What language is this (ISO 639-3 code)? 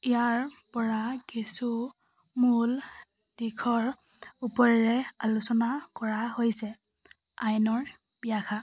asm